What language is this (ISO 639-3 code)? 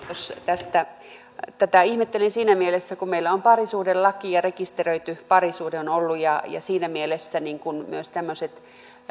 fin